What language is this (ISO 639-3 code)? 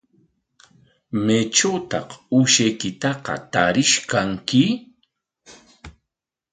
qwa